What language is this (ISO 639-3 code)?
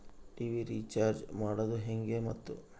kan